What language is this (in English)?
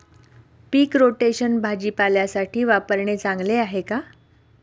Marathi